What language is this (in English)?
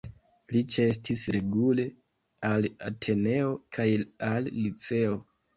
Esperanto